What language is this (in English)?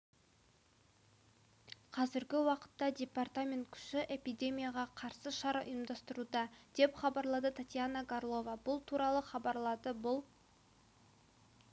Kazakh